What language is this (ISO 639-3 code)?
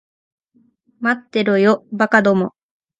jpn